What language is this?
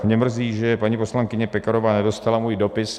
Czech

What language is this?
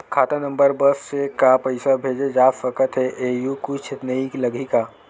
Chhattisgarhi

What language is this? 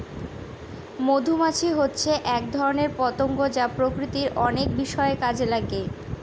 Bangla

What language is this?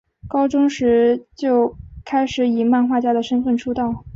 Chinese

